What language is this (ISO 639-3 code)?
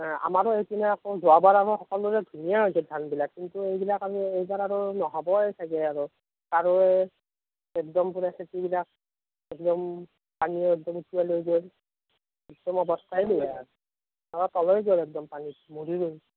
asm